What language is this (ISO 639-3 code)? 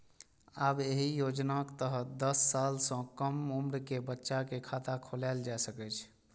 mai